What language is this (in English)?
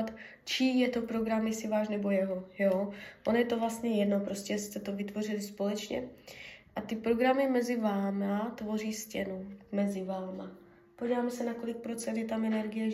Czech